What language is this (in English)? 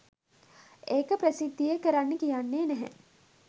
Sinhala